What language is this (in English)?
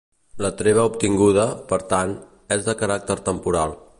Catalan